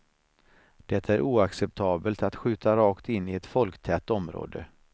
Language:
Swedish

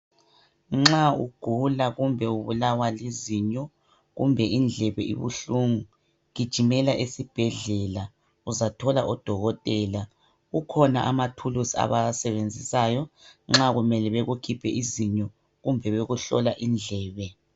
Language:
North Ndebele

